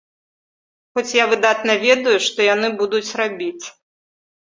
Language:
Belarusian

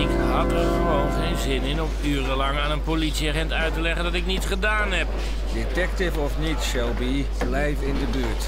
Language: Dutch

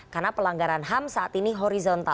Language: Indonesian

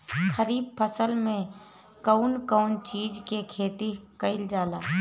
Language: Bhojpuri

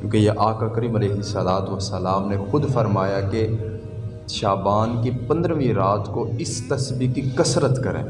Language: Urdu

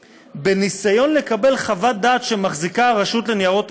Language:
Hebrew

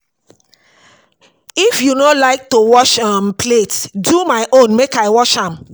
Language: Nigerian Pidgin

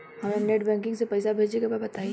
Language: Bhojpuri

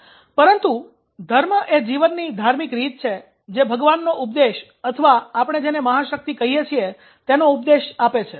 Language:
Gujarati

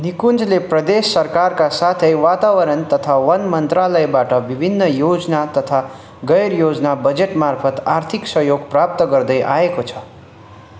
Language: Nepali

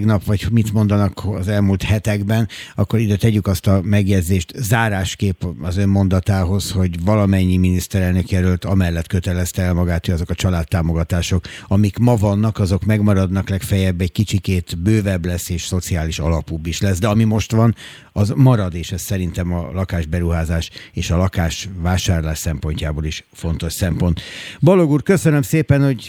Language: Hungarian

